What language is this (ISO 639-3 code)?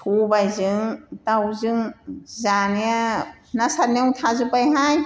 brx